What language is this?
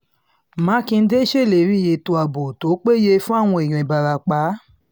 Yoruba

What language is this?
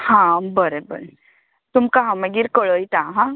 Konkani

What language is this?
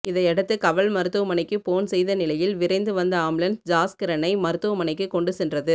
Tamil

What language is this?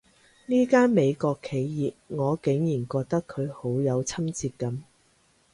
Cantonese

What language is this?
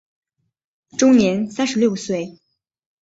Chinese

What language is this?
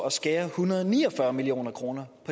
Danish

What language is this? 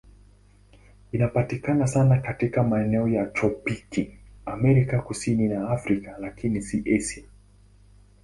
Swahili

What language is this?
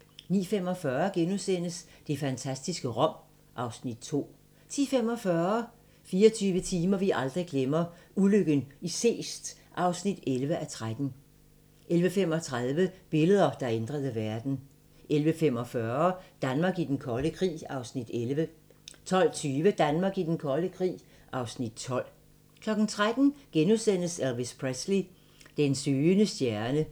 Danish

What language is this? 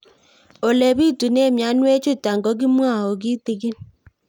Kalenjin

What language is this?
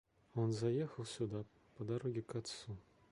Russian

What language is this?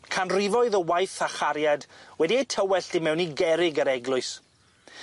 Welsh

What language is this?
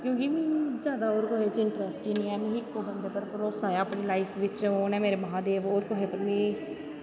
Dogri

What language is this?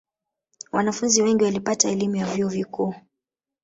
Swahili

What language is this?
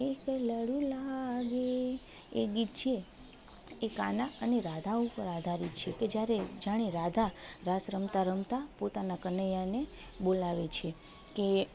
Gujarati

